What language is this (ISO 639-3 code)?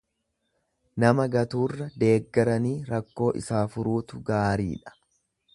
orm